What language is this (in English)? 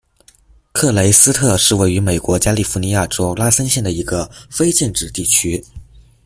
Chinese